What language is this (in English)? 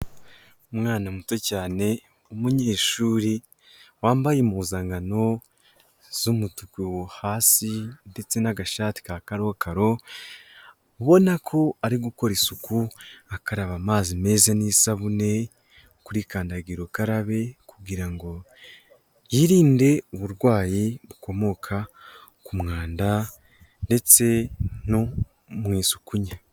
Kinyarwanda